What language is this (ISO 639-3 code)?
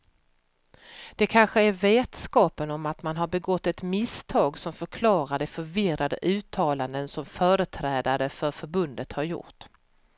swe